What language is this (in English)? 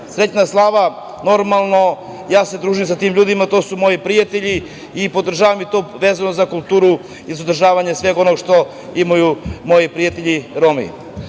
Serbian